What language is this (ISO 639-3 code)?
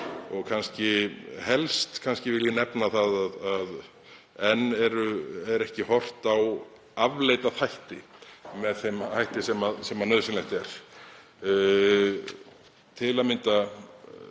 isl